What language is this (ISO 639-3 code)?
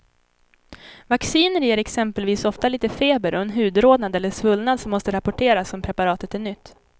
swe